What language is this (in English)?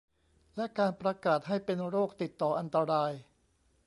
Thai